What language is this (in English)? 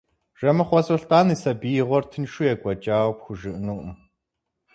Kabardian